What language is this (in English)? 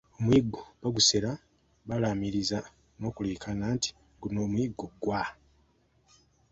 Ganda